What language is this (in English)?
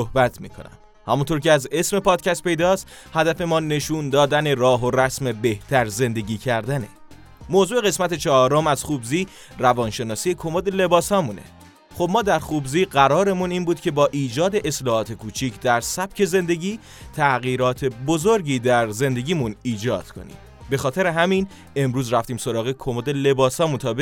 Persian